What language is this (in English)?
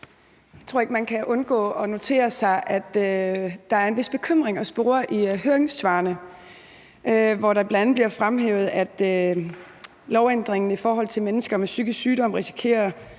Danish